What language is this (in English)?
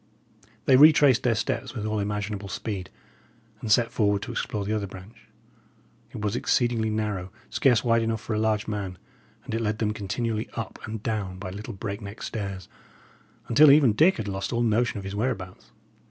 English